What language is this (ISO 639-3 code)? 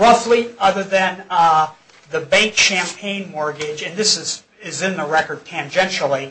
eng